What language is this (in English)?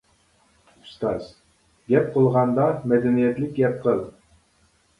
Uyghur